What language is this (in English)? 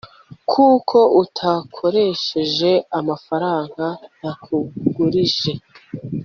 Kinyarwanda